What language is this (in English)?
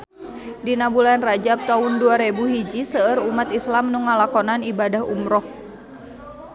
Sundanese